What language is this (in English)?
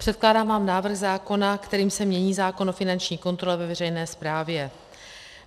Czech